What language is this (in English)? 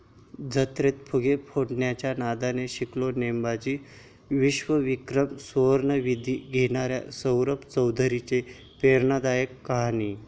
Marathi